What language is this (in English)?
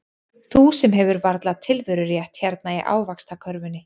Icelandic